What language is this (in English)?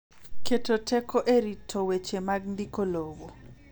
Luo (Kenya and Tanzania)